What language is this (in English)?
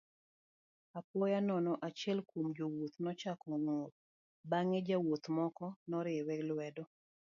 Luo (Kenya and Tanzania)